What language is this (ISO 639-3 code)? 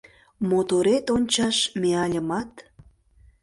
chm